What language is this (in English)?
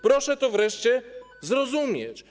Polish